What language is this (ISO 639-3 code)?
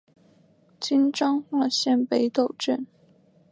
zho